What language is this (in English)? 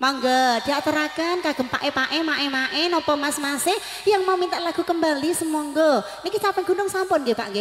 Indonesian